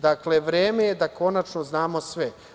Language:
Serbian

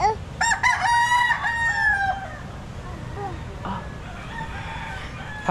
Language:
Filipino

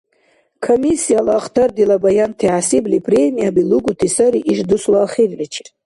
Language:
Dargwa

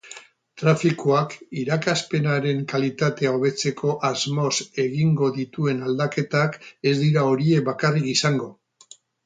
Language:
Basque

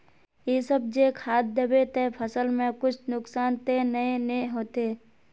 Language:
Magahi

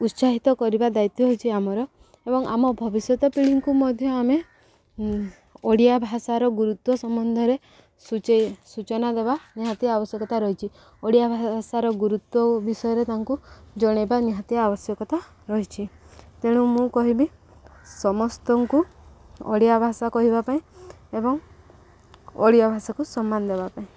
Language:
Odia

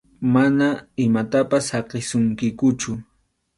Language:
Arequipa-La Unión Quechua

